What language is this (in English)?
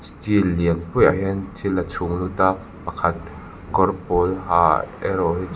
Mizo